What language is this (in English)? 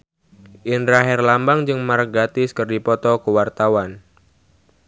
Sundanese